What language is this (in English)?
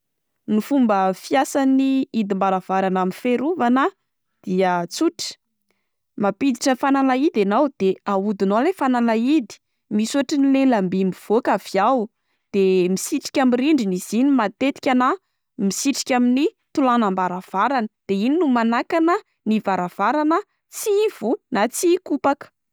Malagasy